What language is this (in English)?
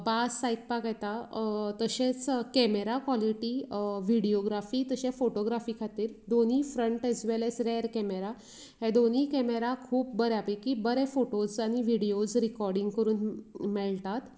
Konkani